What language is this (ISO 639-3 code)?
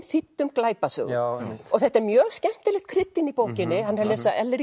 isl